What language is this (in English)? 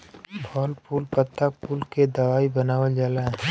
Bhojpuri